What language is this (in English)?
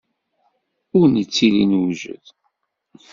Kabyle